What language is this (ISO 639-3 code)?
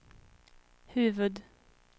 swe